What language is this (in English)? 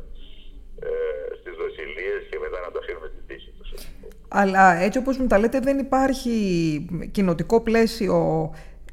Greek